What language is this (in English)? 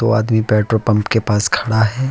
Hindi